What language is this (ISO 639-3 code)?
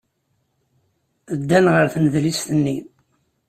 kab